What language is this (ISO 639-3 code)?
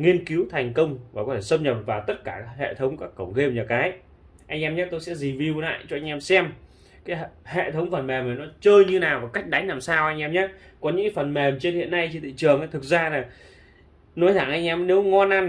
vie